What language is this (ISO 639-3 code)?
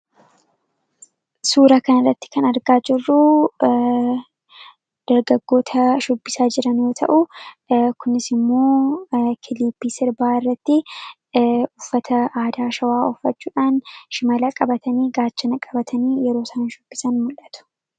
orm